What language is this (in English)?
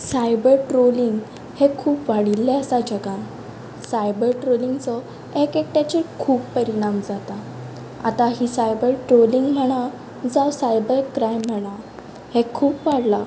Konkani